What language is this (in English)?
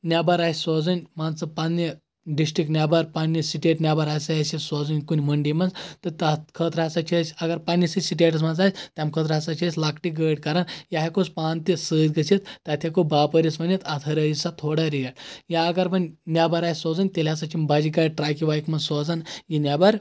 Kashmiri